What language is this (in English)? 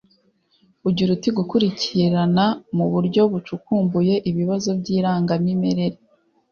Kinyarwanda